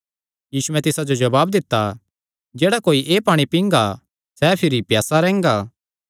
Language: Kangri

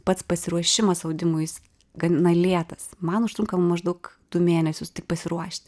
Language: Lithuanian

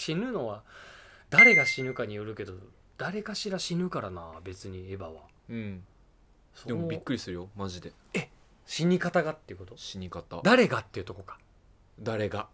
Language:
Japanese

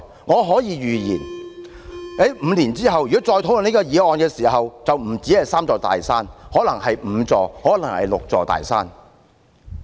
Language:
Cantonese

